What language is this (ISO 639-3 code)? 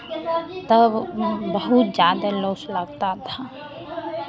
hin